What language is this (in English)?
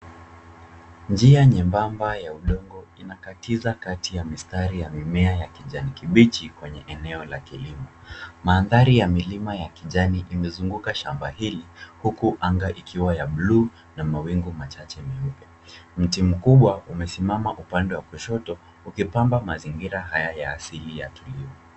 Swahili